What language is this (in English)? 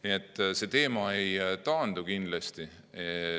Estonian